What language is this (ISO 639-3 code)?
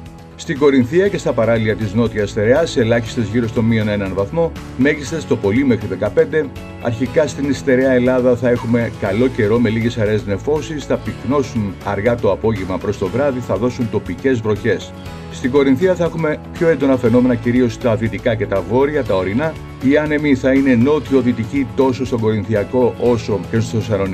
ell